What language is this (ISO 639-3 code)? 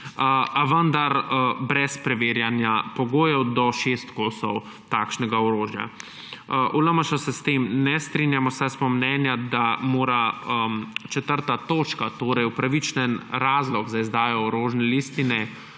slv